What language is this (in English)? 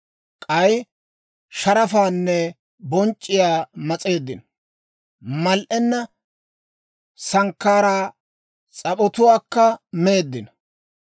Dawro